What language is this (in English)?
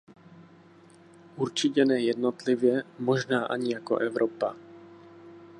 Czech